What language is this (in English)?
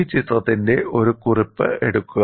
Malayalam